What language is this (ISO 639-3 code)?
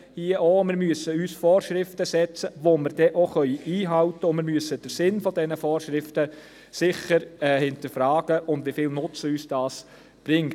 gsw